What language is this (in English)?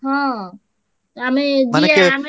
Odia